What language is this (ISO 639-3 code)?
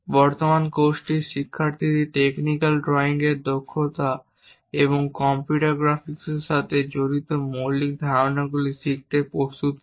ben